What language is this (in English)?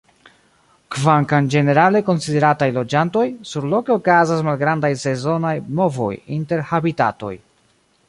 Esperanto